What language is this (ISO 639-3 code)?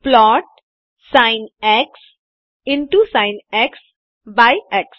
hin